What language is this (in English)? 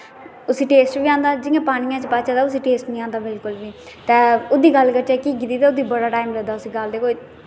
Dogri